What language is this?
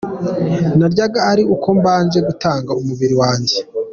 Kinyarwanda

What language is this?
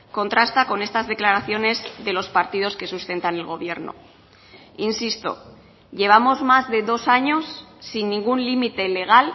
Spanish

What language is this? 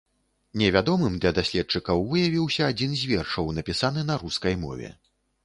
Belarusian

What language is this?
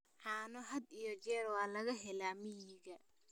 Somali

